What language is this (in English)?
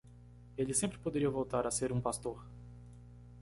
Portuguese